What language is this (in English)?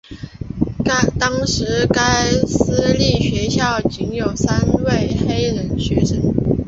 Chinese